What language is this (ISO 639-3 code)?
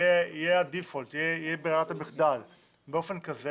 heb